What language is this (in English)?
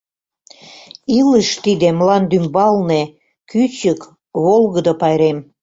Mari